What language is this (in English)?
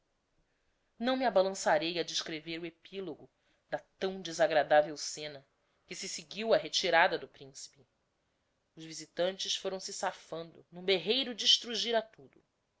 Portuguese